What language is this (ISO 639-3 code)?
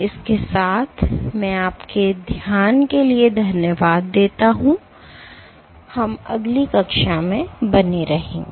hin